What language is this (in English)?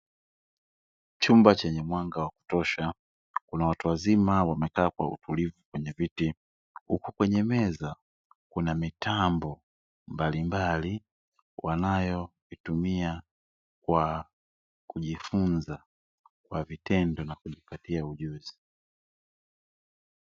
Swahili